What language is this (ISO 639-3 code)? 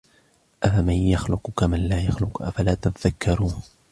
ara